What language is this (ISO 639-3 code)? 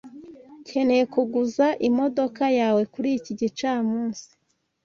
kin